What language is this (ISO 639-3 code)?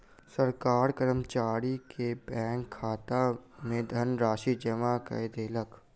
mai